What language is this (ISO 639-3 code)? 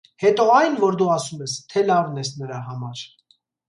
hye